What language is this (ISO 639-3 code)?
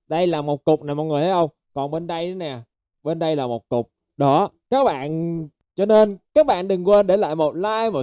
vie